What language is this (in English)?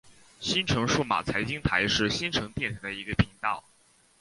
Chinese